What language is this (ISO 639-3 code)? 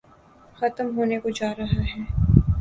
urd